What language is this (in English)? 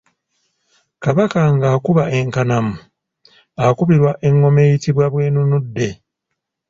Ganda